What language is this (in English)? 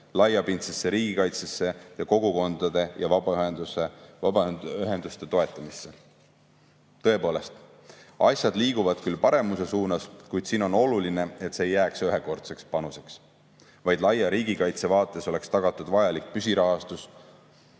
Estonian